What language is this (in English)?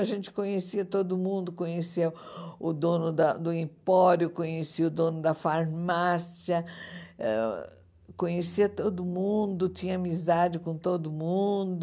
Portuguese